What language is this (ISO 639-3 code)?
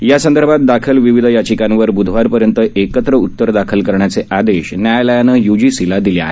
mar